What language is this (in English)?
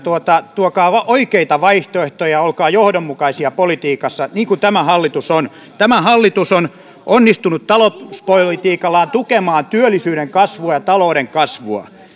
Finnish